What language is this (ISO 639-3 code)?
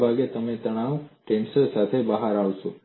guj